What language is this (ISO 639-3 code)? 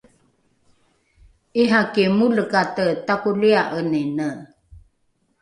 dru